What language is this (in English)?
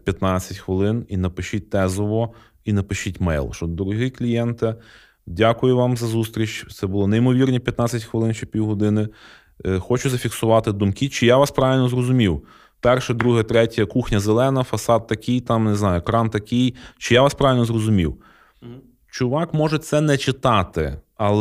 Ukrainian